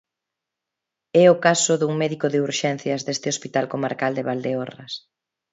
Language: Galician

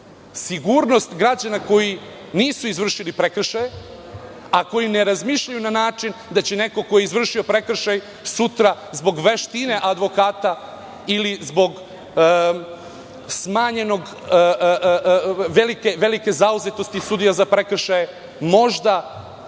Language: Serbian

